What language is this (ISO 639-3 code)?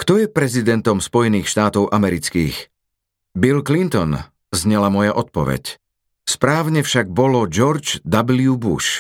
slk